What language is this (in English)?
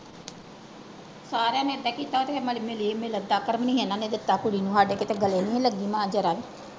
Punjabi